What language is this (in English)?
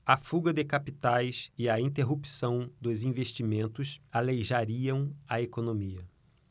Portuguese